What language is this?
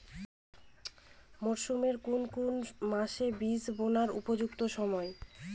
Bangla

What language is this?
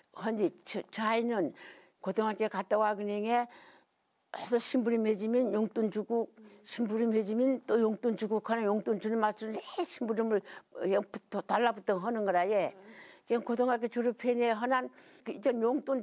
Korean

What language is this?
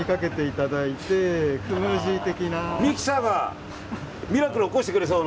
Japanese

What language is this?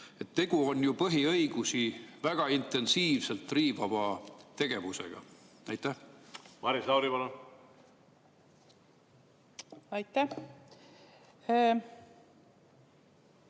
Estonian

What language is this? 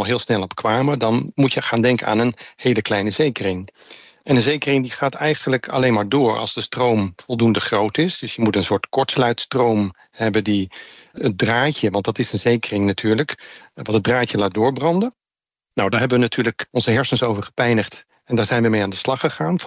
Dutch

